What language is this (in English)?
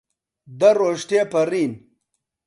Central Kurdish